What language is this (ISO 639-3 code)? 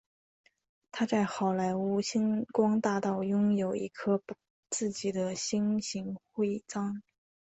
zho